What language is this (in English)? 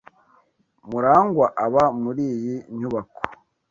Kinyarwanda